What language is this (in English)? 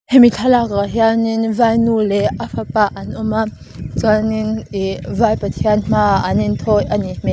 Mizo